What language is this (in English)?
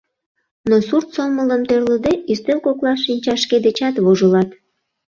Mari